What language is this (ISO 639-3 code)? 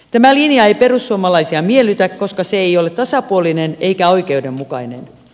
fin